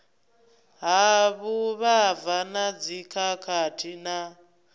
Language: Venda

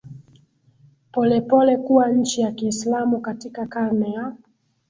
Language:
Swahili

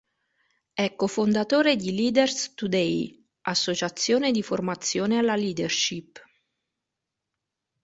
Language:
Italian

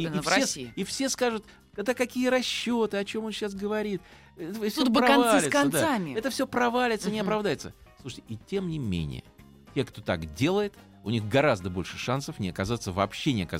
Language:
Russian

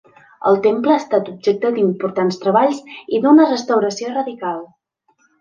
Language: Catalan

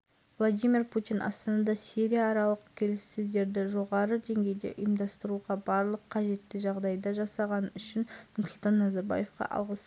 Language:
Kazakh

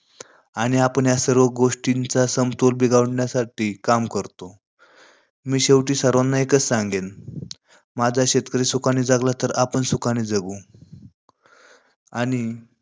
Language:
Marathi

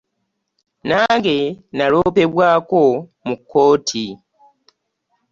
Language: Ganda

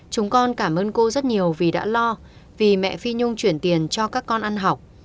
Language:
Vietnamese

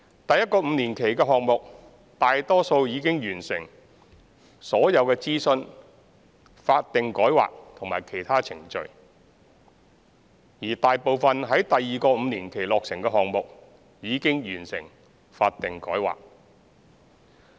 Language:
Cantonese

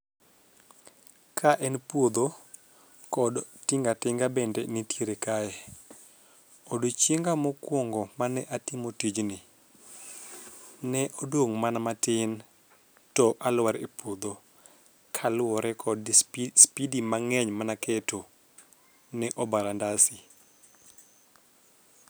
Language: Luo (Kenya and Tanzania)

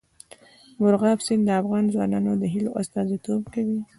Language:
Pashto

